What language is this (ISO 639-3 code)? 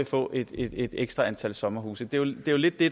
dan